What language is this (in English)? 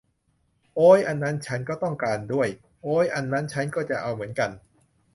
Thai